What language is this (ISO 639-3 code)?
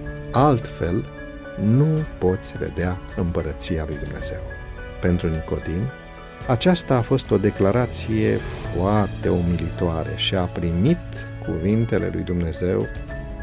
ron